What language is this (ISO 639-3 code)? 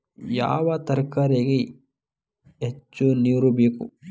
kan